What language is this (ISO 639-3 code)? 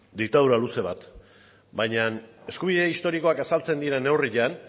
eus